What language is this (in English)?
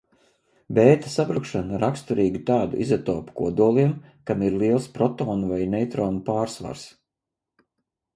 Latvian